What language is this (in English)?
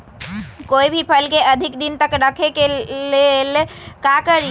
Magahi